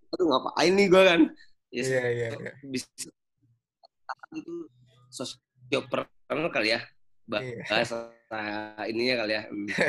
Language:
Indonesian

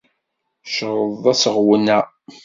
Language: Kabyle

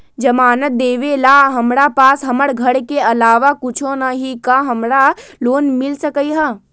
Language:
Magahi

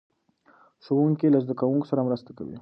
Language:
Pashto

